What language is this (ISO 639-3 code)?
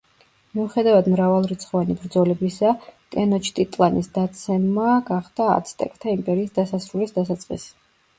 kat